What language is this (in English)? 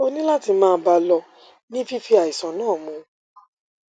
Yoruba